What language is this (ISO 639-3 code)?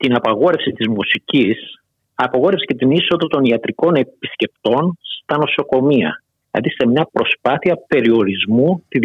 ell